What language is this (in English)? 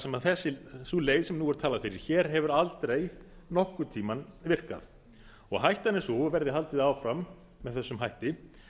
Icelandic